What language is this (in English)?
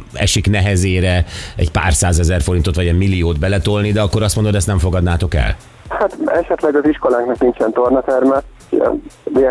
Hungarian